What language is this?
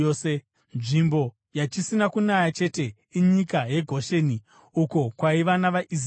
Shona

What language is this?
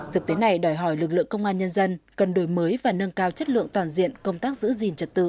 Vietnamese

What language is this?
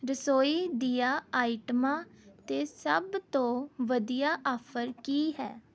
Punjabi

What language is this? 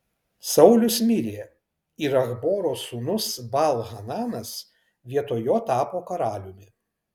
Lithuanian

